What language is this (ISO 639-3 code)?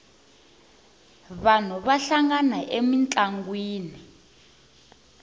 tso